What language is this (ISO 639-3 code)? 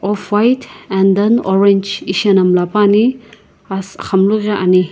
nsm